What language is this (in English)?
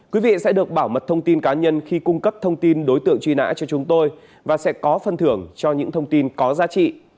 Vietnamese